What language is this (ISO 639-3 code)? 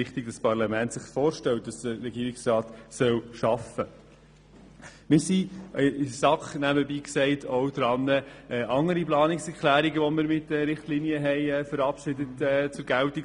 gsw